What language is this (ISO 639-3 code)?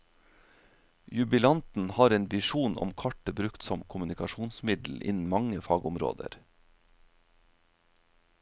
nor